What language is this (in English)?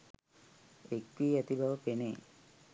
Sinhala